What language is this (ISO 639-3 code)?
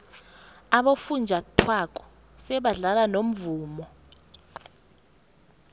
nbl